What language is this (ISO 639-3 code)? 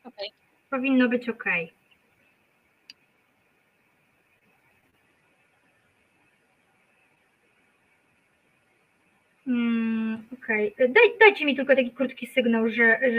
pol